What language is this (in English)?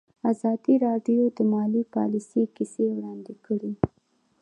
Pashto